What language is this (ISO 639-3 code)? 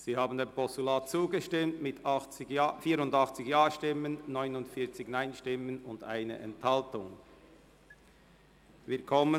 gsw